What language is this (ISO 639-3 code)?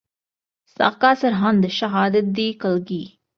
pan